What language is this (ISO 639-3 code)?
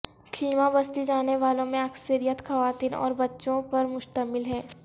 urd